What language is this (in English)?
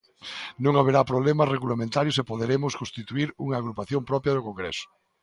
Galician